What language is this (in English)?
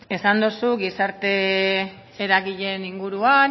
Basque